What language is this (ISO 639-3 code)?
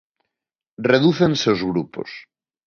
glg